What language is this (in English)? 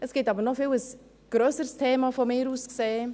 Swiss German